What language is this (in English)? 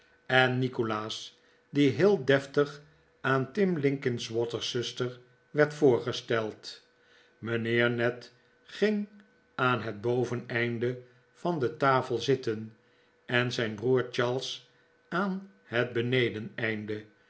Dutch